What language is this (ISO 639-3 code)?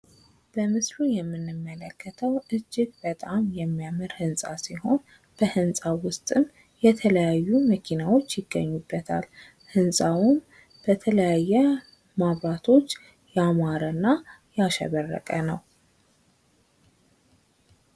amh